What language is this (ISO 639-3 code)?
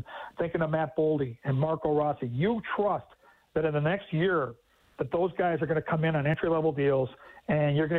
eng